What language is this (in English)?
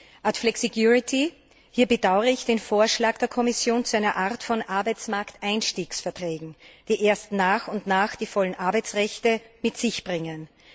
German